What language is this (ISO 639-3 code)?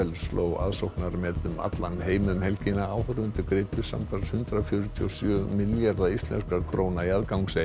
isl